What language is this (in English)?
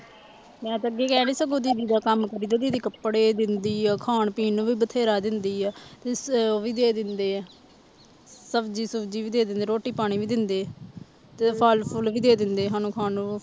Punjabi